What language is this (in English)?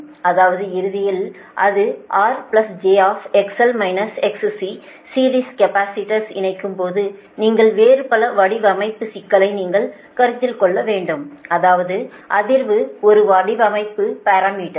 Tamil